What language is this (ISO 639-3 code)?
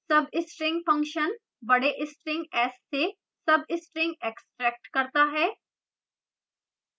hin